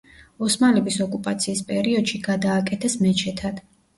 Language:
Georgian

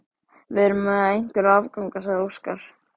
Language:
Icelandic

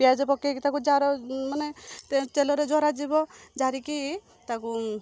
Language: Odia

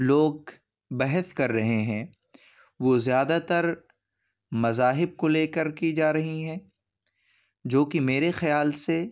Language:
Urdu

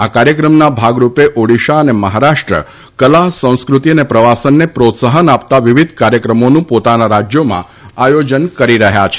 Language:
Gujarati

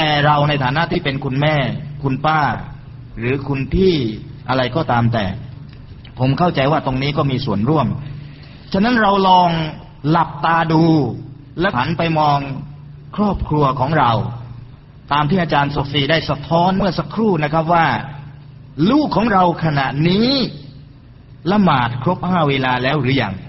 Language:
Thai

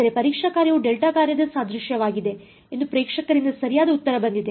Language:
Kannada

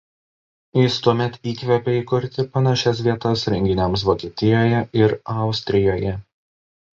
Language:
Lithuanian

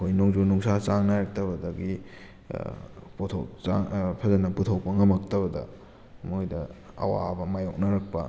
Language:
Manipuri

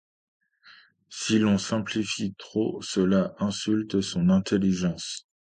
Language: French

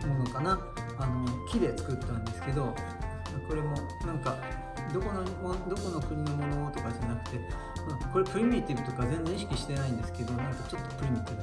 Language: Japanese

